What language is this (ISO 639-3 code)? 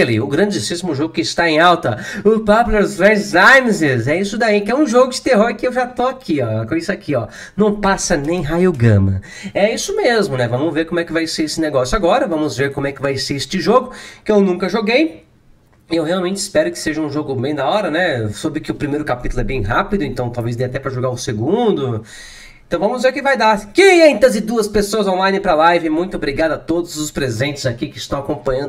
por